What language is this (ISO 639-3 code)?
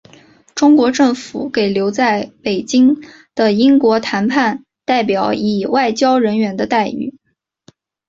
zho